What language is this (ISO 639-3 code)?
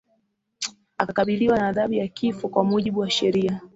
swa